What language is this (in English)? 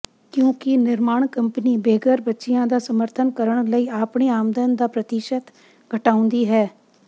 Punjabi